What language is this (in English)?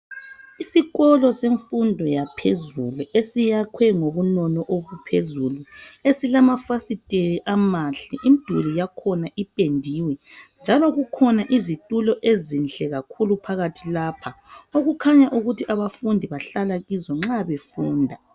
North Ndebele